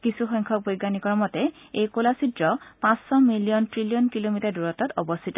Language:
Assamese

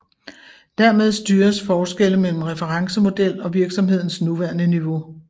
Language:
Danish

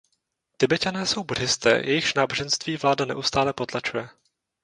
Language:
Czech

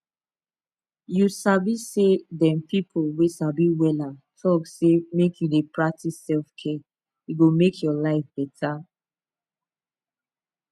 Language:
Nigerian Pidgin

